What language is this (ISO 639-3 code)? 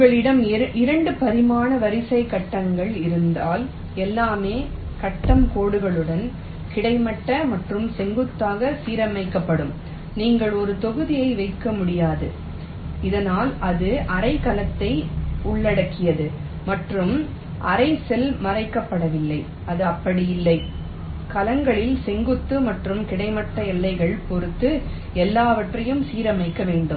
tam